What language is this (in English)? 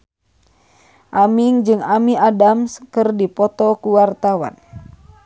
Sundanese